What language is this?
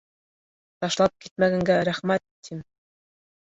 Bashkir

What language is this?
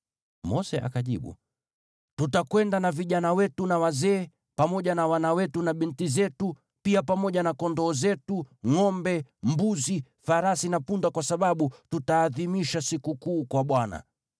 Swahili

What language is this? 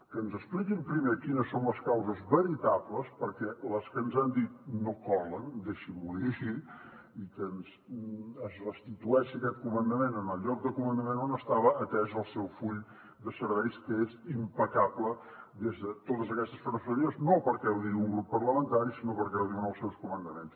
Catalan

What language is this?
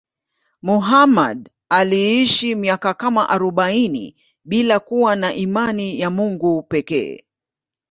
Swahili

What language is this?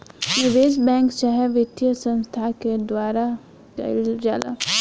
Bhojpuri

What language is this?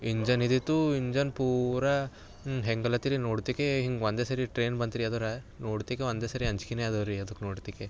Kannada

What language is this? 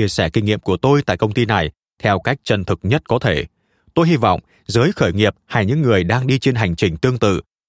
Vietnamese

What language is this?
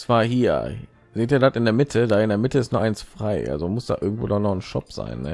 German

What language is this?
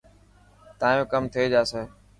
Dhatki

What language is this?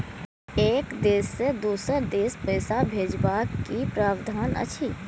Maithili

